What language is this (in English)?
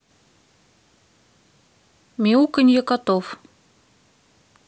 Russian